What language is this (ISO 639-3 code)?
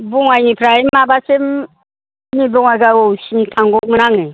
brx